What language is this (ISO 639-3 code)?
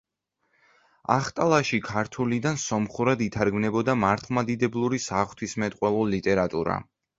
kat